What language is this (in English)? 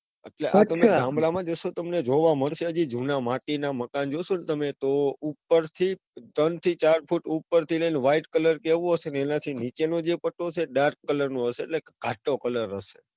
Gujarati